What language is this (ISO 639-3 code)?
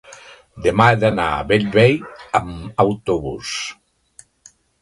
cat